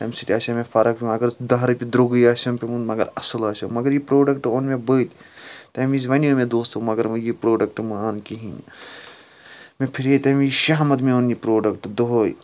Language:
Kashmiri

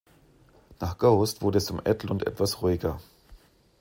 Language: German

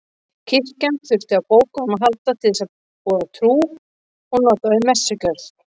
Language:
Icelandic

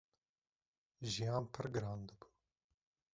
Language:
Kurdish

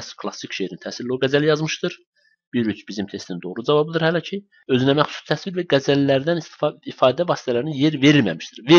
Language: Turkish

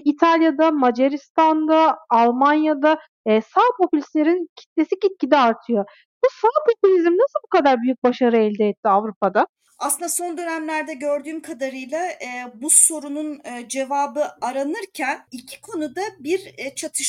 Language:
Turkish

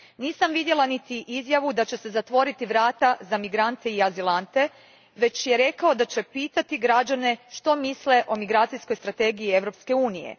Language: Croatian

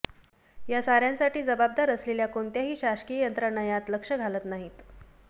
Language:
Marathi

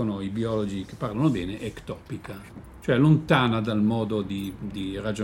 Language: Italian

